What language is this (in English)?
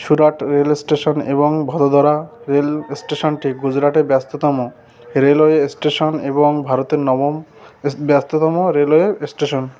Bangla